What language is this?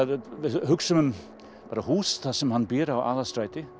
Icelandic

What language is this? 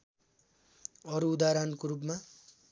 Nepali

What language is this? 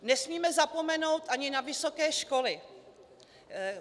Czech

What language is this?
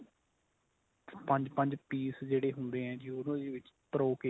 Punjabi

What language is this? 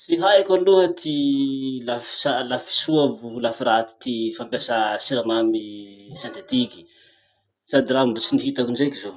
Masikoro Malagasy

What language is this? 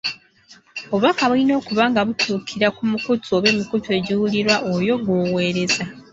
Ganda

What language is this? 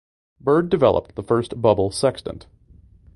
English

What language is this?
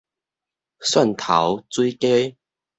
Min Nan Chinese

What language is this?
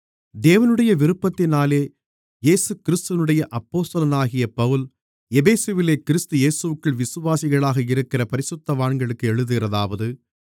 Tamil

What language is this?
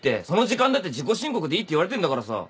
Japanese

